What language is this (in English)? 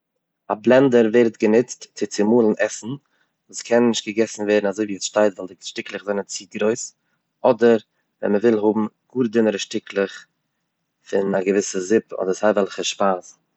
Yiddish